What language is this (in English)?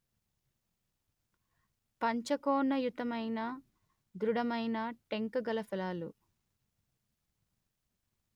Telugu